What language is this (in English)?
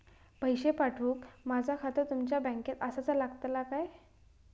Marathi